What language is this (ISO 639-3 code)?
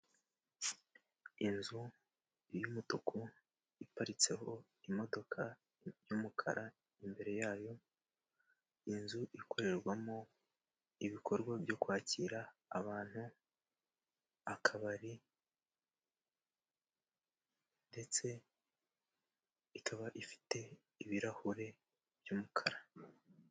kin